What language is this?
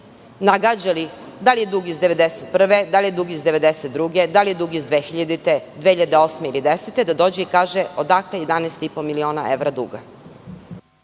Serbian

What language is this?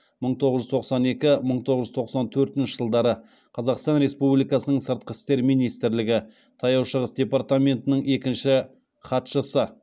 Kazakh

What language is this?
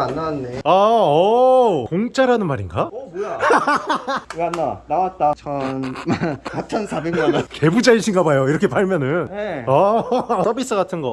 Korean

